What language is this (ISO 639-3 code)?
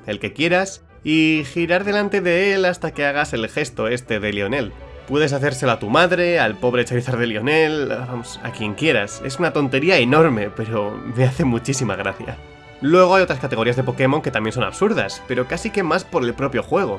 spa